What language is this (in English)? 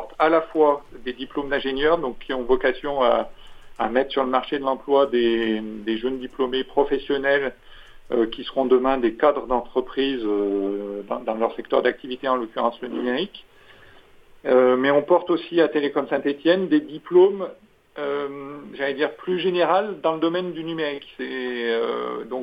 French